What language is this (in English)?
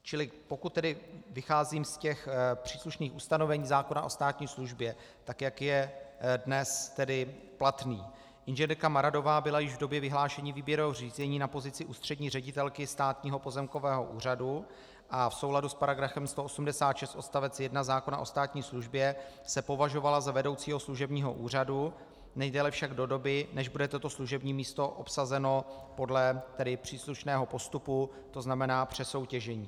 Czech